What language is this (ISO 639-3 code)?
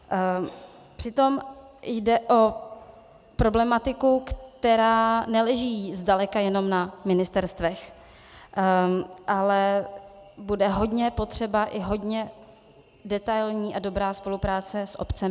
ces